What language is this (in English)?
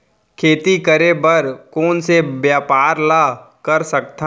Chhattisgarhi